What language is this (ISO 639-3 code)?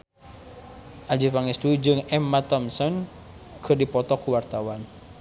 sun